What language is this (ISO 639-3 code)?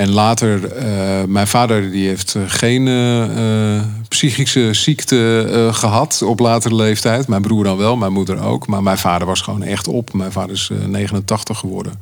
nld